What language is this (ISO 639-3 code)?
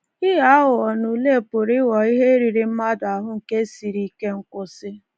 ibo